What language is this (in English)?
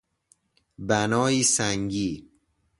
Persian